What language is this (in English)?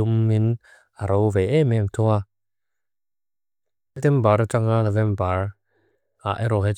Mizo